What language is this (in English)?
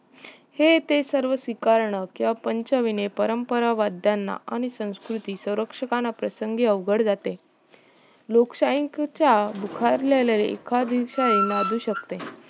Marathi